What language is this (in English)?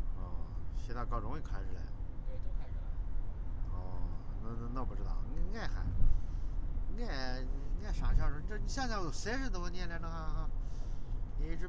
Chinese